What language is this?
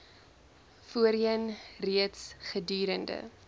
Afrikaans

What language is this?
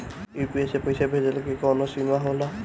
Bhojpuri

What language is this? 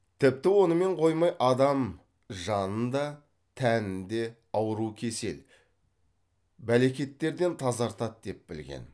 Kazakh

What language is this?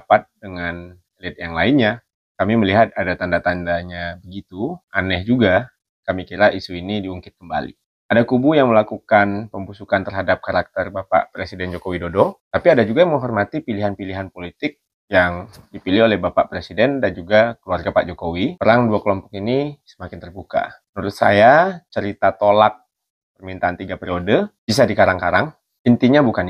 Indonesian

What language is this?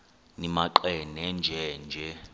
Xhosa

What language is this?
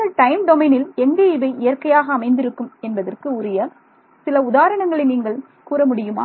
Tamil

